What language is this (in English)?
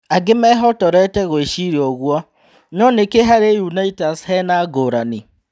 Kikuyu